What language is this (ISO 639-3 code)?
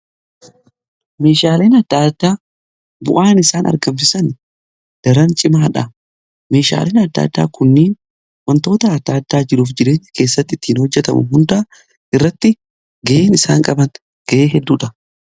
orm